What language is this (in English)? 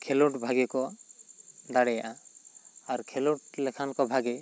Santali